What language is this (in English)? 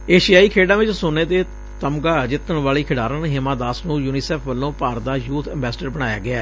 Punjabi